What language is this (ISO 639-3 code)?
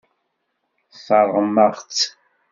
kab